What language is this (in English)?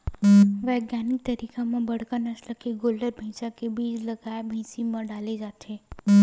Chhattisgarhi